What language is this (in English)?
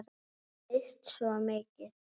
Icelandic